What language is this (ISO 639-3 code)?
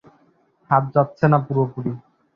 ben